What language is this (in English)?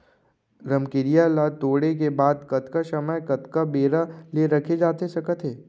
Chhattisgarhi